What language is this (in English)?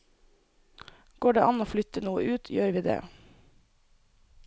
Norwegian